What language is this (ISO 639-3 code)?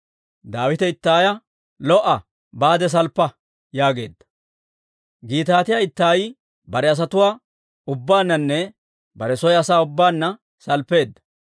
dwr